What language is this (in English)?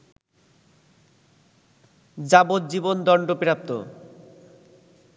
Bangla